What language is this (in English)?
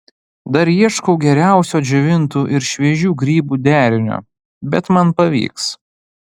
Lithuanian